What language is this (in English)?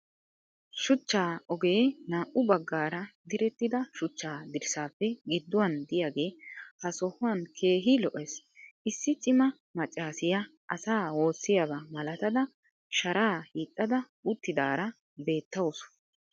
Wolaytta